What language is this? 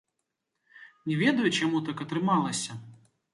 Belarusian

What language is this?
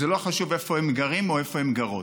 Hebrew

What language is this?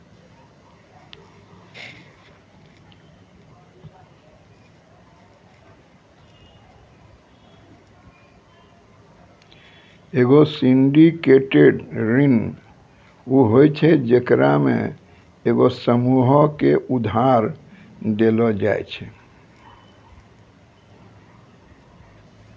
Maithili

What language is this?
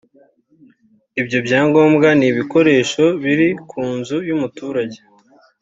Kinyarwanda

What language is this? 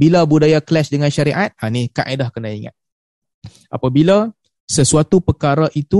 Malay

